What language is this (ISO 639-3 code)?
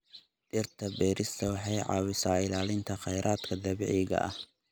som